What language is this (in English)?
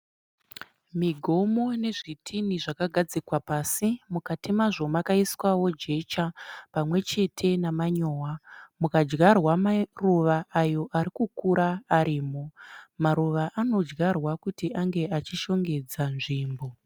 Shona